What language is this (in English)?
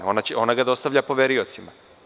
Serbian